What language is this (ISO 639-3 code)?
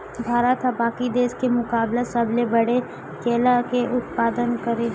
hne